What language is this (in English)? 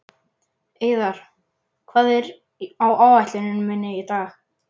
Icelandic